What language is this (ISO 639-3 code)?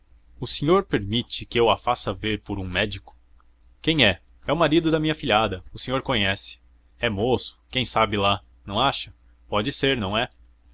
por